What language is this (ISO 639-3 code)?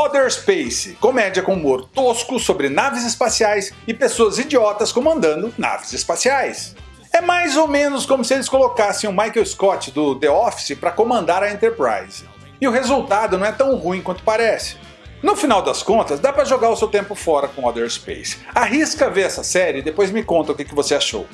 por